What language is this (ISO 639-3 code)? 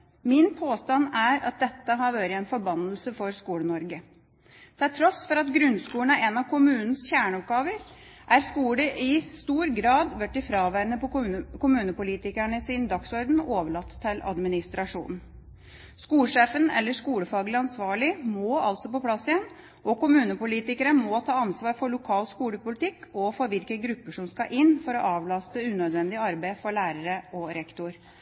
nob